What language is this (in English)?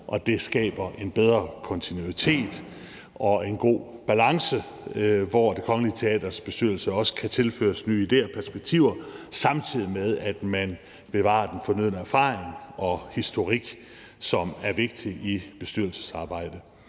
Danish